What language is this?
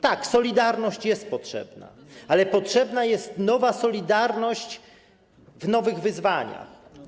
Polish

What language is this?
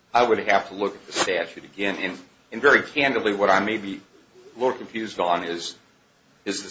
English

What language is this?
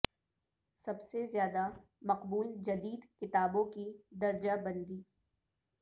Urdu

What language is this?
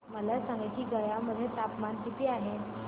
Marathi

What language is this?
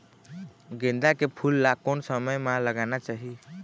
Chhattisgarhi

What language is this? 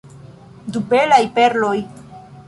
Esperanto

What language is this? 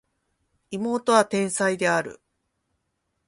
Japanese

